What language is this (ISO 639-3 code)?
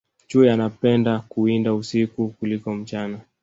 swa